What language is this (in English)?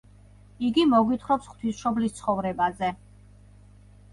Georgian